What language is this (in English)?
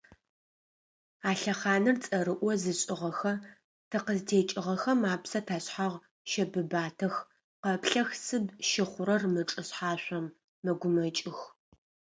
Adyghe